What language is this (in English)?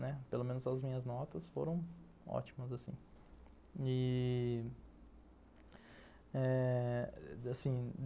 Portuguese